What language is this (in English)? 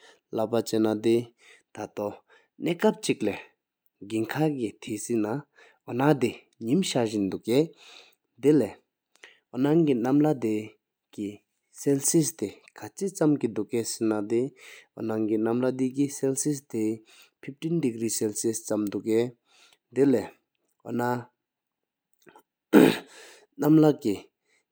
Sikkimese